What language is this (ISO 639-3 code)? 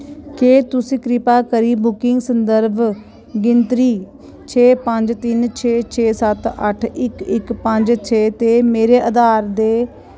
doi